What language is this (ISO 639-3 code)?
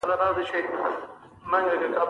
pus